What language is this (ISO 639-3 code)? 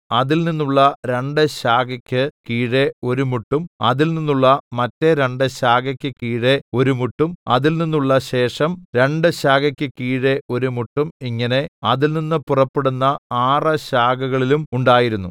mal